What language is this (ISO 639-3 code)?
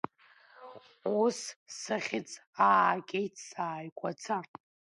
abk